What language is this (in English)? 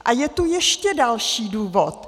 Czech